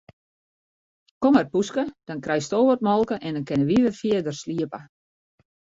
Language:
Western Frisian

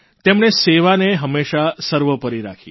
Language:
Gujarati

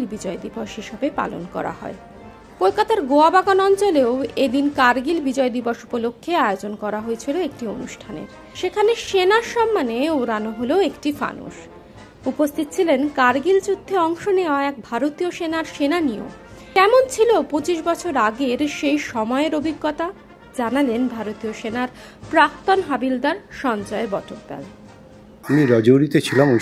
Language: Bangla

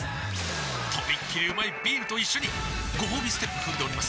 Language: Japanese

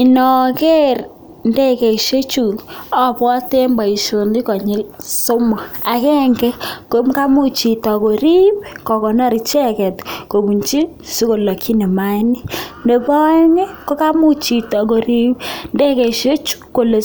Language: Kalenjin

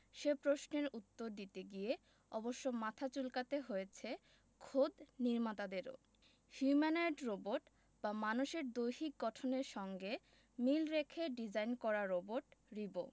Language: Bangla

